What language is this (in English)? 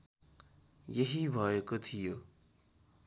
Nepali